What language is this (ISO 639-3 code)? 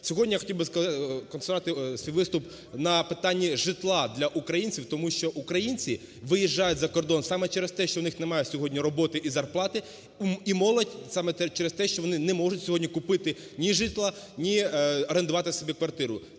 ukr